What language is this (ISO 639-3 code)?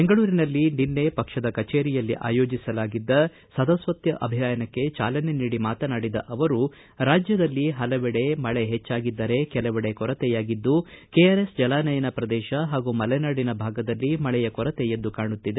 kan